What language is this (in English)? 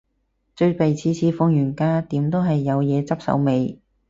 Cantonese